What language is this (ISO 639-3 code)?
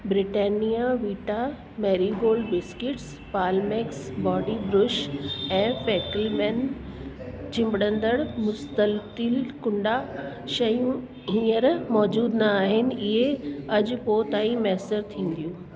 snd